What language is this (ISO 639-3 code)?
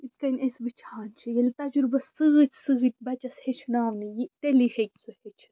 kas